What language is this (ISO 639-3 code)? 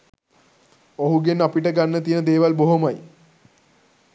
sin